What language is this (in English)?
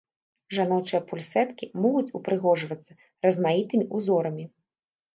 Belarusian